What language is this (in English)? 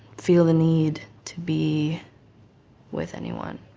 English